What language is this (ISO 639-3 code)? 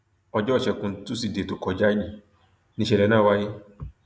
yor